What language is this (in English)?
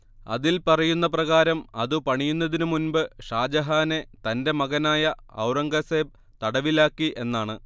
Malayalam